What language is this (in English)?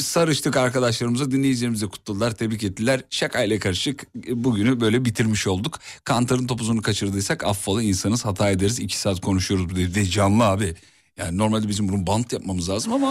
Turkish